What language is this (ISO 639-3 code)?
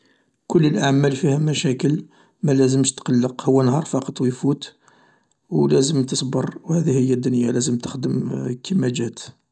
arq